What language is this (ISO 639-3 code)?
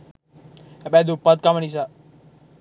sin